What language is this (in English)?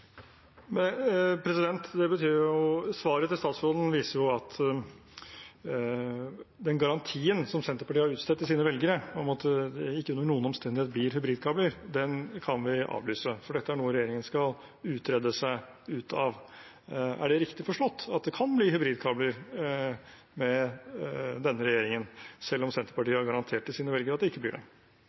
Norwegian